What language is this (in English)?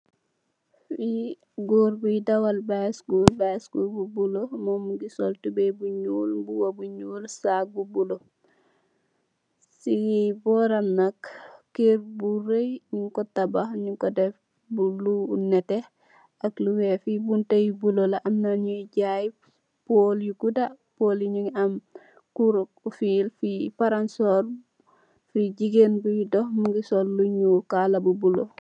Wolof